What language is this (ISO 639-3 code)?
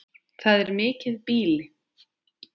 isl